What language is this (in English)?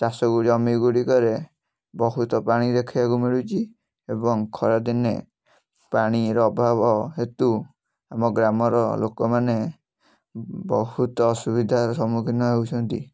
Odia